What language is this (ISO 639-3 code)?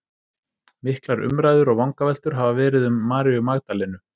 isl